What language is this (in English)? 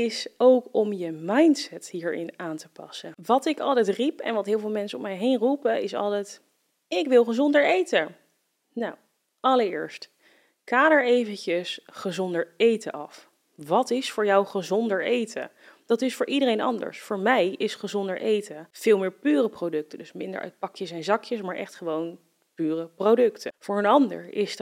Dutch